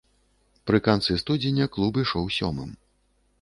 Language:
Belarusian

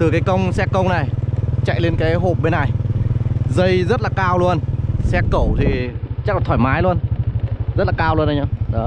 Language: Vietnamese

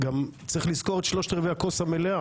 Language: Hebrew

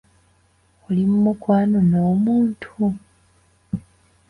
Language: Ganda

